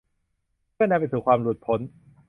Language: Thai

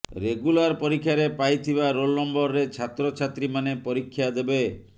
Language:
Odia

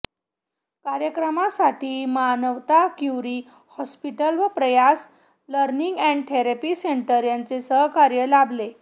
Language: Marathi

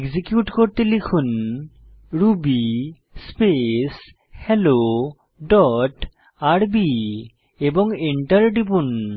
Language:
Bangla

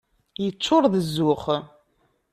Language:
Kabyle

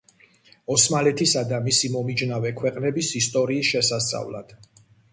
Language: Georgian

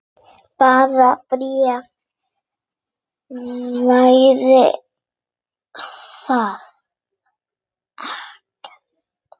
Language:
Icelandic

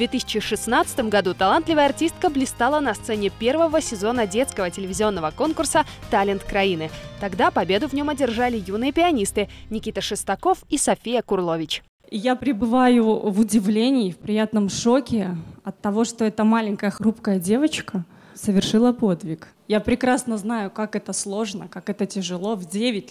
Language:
Russian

